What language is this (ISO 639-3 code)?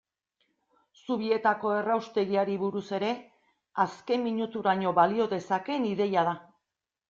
eus